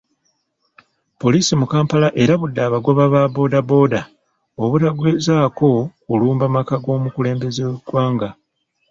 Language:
Ganda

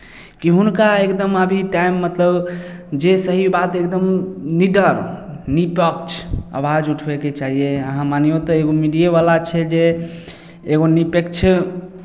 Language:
Maithili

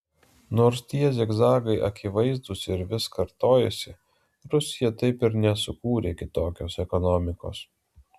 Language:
Lithuanian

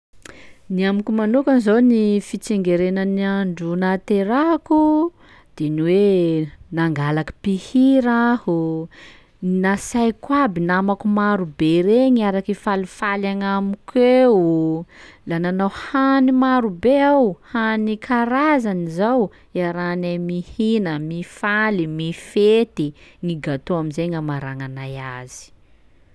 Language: Sakalava Malagasy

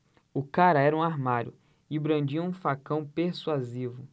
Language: Portuguese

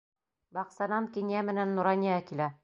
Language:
Bashkir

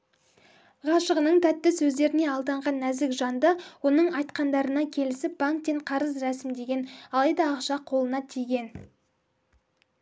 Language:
Kazakh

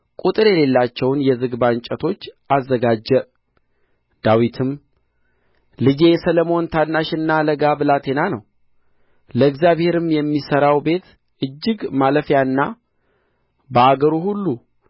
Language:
Amharic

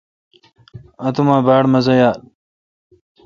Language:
Kalkoti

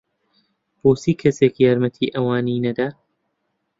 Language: Central Kurdish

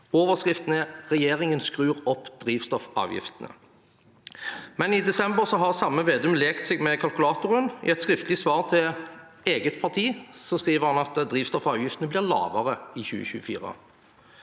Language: Norwegian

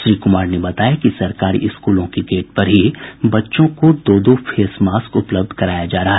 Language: Hindi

